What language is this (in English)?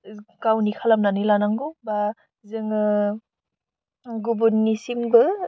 Bodo